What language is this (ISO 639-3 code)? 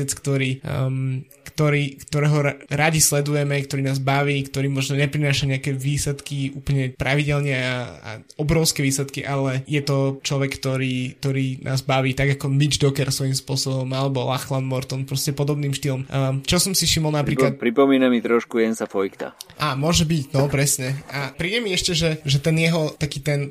slk